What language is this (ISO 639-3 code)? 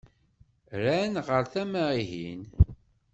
kab